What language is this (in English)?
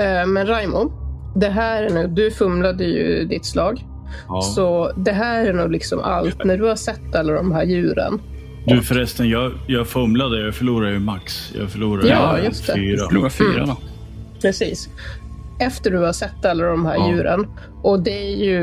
Swedish